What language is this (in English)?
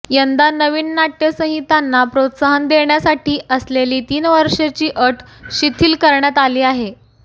Marathi